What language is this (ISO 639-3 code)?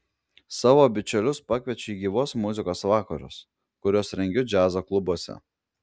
lit